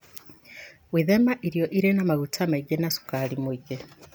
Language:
Kikuyu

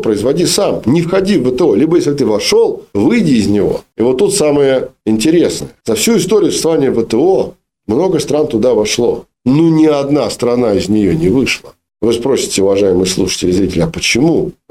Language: Russian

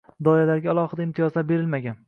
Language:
Uzbek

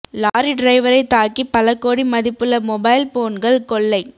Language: Tamil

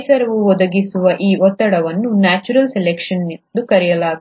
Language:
Kannada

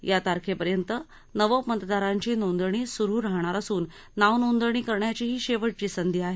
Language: Marathi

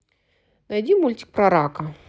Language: Russian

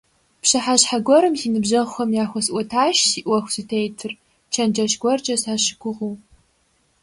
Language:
Kabardian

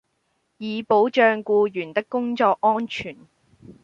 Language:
Cantonese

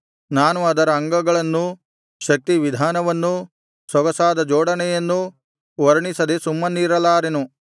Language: Kannada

